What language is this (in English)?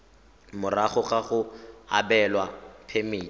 Tswana